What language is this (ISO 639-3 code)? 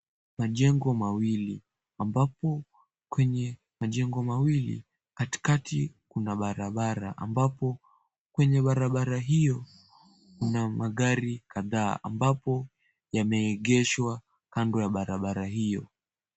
swa